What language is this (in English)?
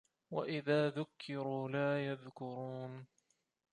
Arabic